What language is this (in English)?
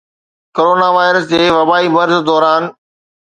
Sindhi